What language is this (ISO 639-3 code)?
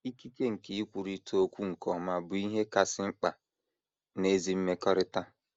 ibo